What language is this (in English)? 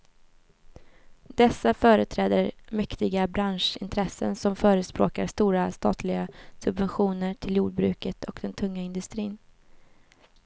Swedish